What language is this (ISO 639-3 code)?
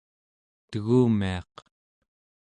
esu